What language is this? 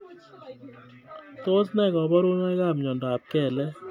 Kalenjin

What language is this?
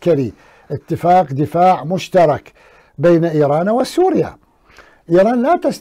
Arabic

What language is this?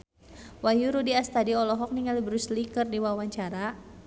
Sundanese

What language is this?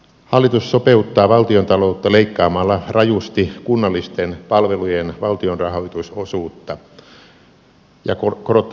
Finnish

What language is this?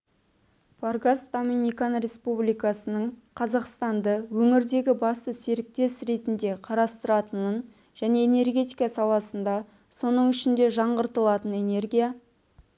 Kazakh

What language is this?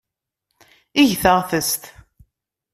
Kabyle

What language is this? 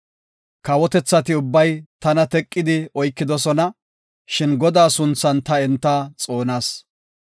Gofa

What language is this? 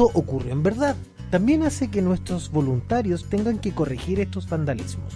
Spanish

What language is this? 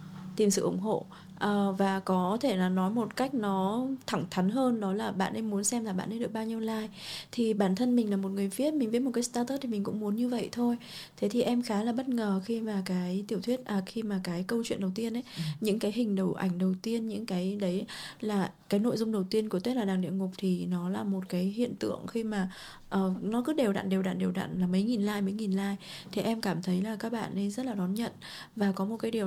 Vietnamese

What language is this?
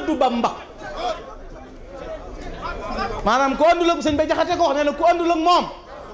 Indonesian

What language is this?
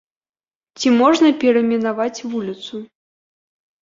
Belarusian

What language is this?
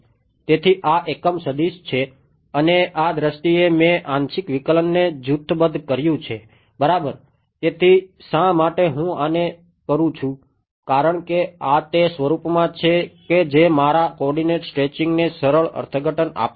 Gujarati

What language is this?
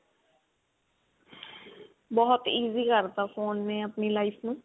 Punjabi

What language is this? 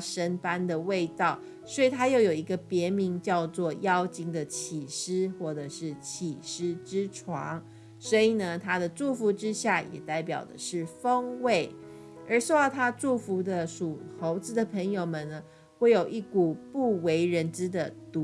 Chinese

